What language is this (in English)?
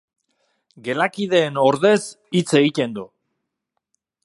Basque